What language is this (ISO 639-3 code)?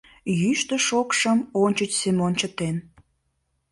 chm